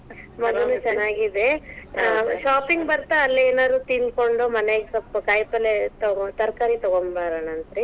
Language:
Kannada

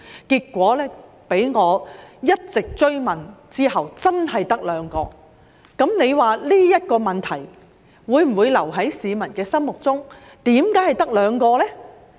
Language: Cantonese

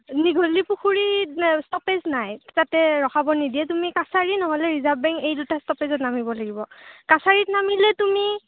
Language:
Assamese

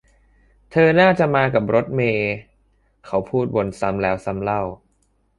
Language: Thai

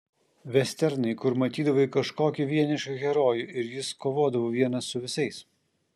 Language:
Lithuanian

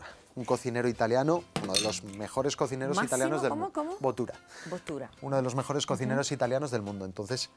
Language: Spanish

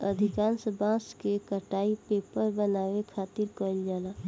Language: Bhojpuri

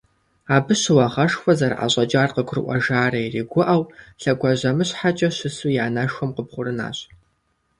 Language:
Kabardian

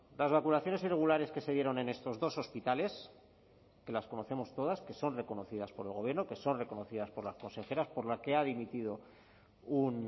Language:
Spanish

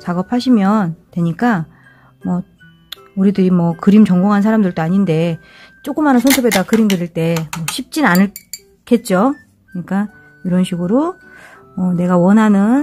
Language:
Korean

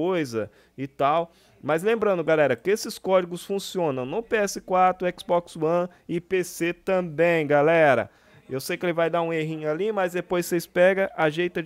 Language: Portuguese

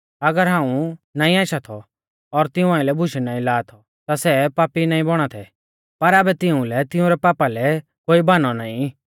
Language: Mahasu Pahari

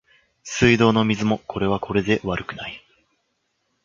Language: Japanese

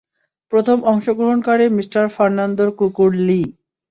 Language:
Bangla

